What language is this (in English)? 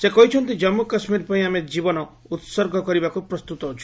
Odia